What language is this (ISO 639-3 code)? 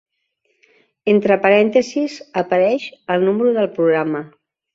cat